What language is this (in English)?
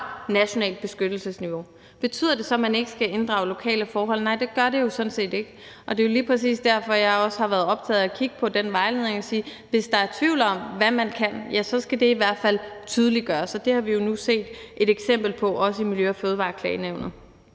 Danish